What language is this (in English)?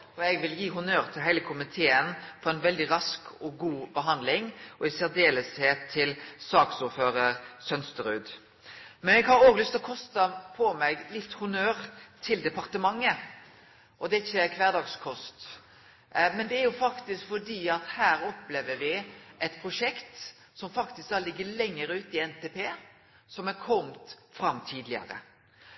Norwegian Nynorsk